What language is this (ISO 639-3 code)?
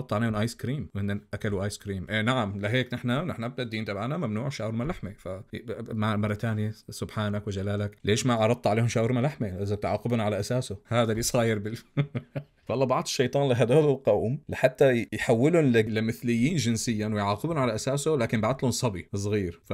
ara